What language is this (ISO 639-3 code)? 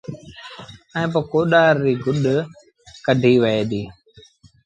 sbn